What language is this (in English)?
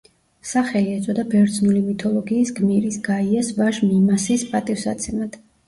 Georgian